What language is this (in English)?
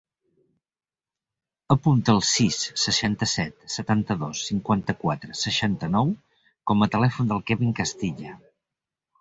Catalan